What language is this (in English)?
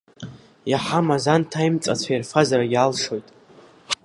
Abkhazian